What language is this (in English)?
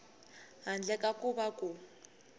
Tsonga